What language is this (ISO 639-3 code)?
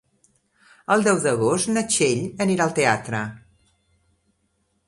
cat